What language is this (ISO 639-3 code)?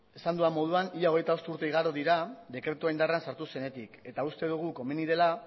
eus